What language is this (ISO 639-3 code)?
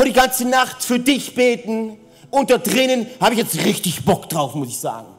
deu